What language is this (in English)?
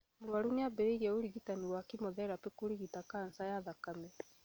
Kikuyu